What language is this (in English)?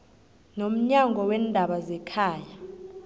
South Ndebele